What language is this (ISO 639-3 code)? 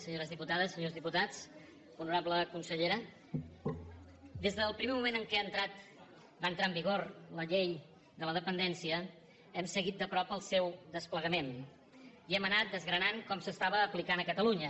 cat